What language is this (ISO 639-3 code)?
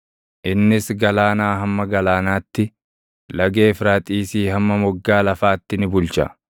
orm